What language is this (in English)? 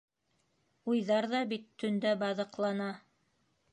Bashkir